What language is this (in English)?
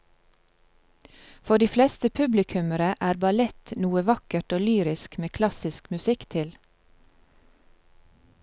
Norwegian